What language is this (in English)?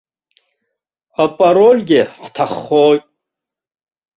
Abkhazian